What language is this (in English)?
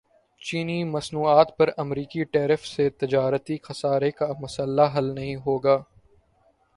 Urdu